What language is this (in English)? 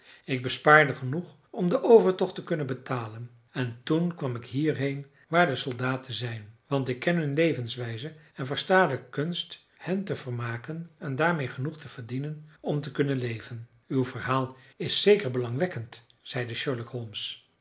Dutch